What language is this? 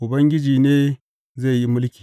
Hausa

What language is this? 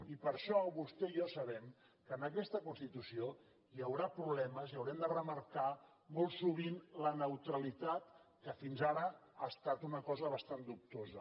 Catalan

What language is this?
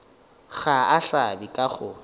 Northern Sotho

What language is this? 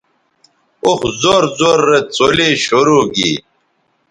Bateri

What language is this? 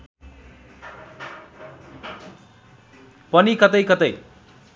Nepali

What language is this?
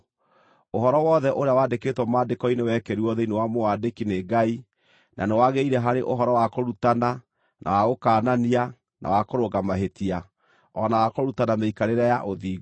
Kikuyu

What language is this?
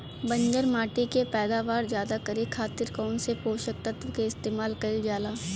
Bhojpuri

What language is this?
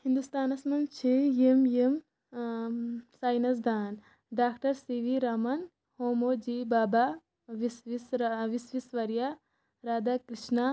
Kashmiri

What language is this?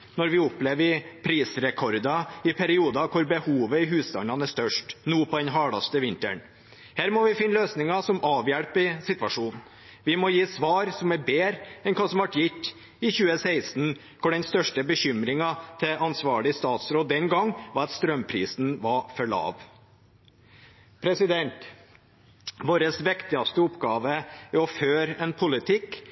Norwegian Bokmål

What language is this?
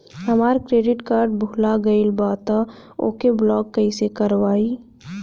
Bhojpuri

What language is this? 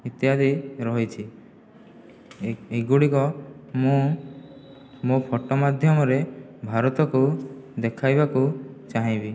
Odia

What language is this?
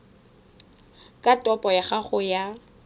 Tswana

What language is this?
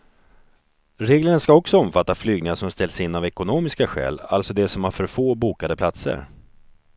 Swedish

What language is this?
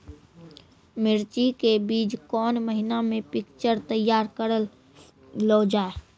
Maithili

